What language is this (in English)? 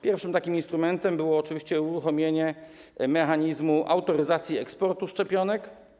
Polish